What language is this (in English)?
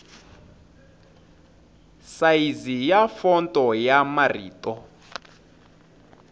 Tsonga